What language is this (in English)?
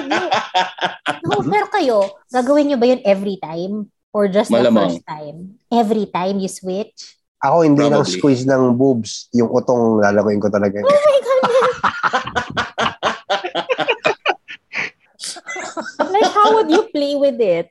Filipino